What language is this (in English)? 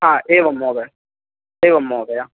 Sanskrit